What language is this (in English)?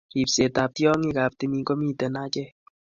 Kalenjin